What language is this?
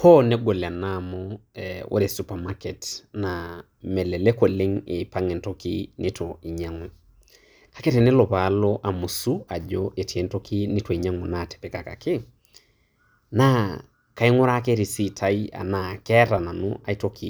Masai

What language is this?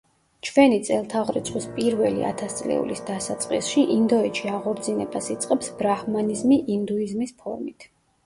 Georgian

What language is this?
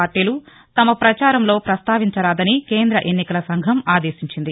Telugu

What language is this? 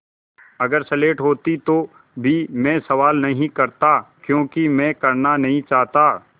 Hindi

